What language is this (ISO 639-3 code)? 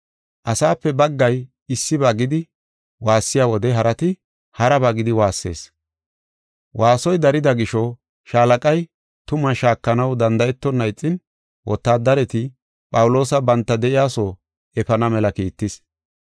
gof